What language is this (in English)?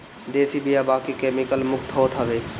Bhojpuri